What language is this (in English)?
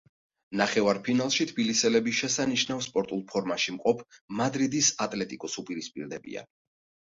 Georgian